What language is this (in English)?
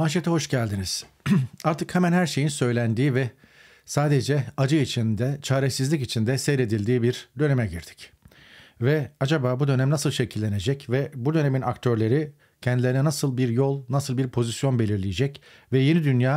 Turkish